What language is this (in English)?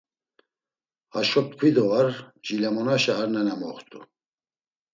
Laz